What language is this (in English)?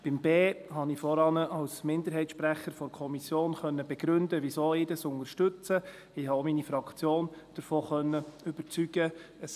Swiss German